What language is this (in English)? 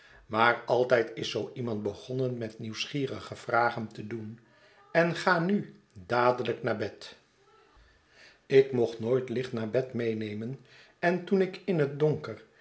Dutch